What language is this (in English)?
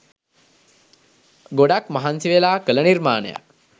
Sinhala